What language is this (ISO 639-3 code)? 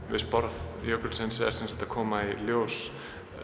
isl